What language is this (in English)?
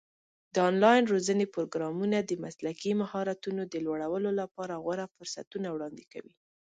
Pashto